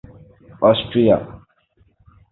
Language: Urdu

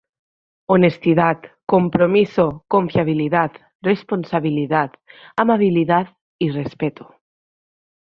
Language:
Spanish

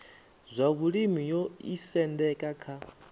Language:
Venda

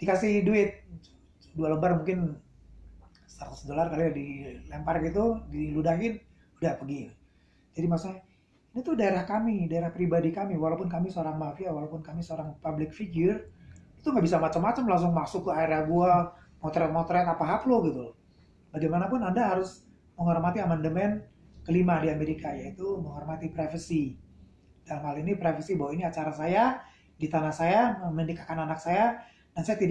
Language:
Indonesian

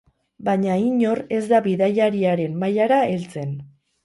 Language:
Basque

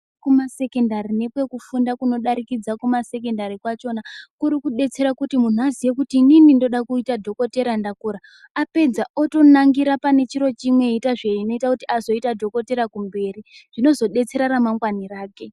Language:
Ndau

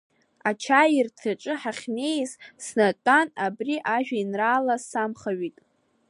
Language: Abkhazian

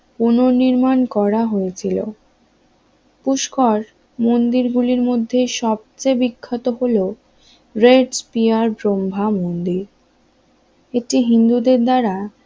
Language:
Bangla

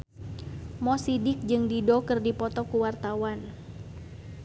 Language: Sundanese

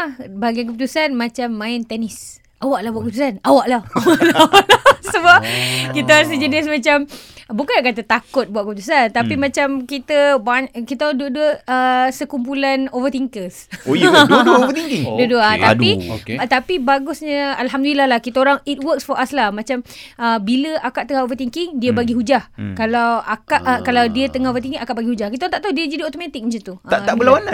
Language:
Malay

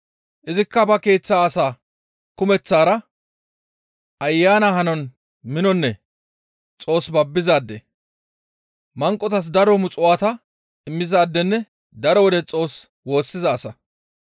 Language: Gamo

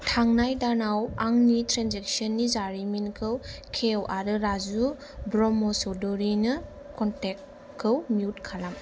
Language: Bodo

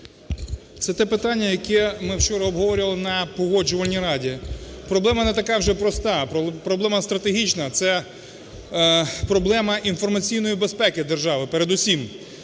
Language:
Ukrainian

